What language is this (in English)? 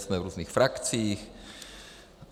Czech